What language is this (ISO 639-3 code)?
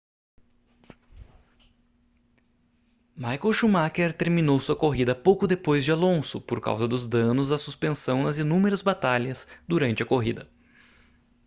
por